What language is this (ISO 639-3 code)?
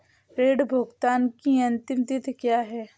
hin